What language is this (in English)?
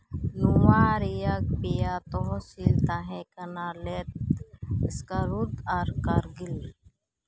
Santali